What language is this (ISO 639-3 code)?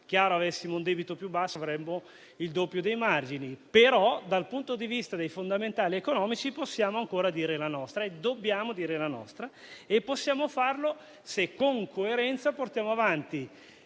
ita